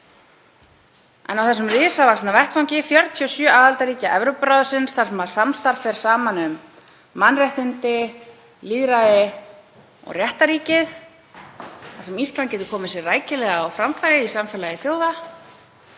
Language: Icelandic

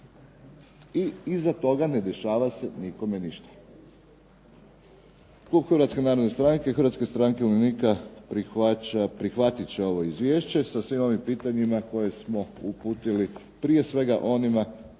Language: Croatian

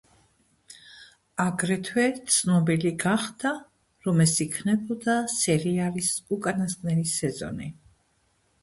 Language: Georgian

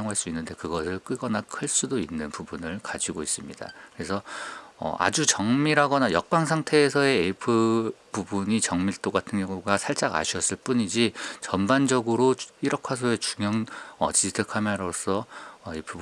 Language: Korean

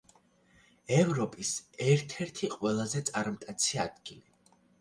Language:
Georgian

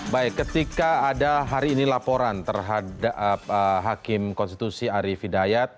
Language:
Indonesian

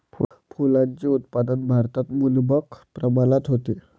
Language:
Marathi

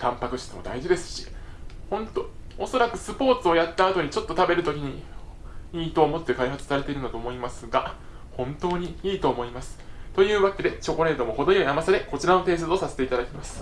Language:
Japanese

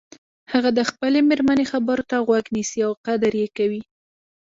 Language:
Pashto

